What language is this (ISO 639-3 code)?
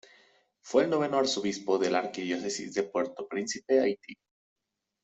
spa